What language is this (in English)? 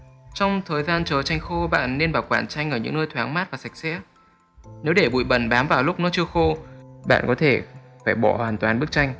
Vietnamese